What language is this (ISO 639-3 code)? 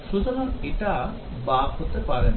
ben